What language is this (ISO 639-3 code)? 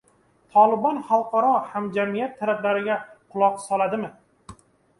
uzb